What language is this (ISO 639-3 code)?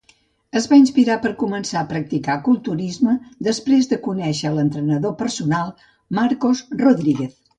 cat